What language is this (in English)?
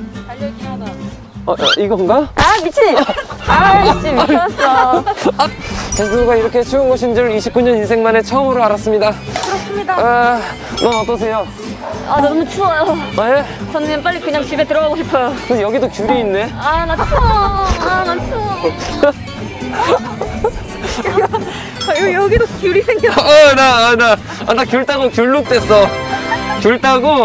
Korean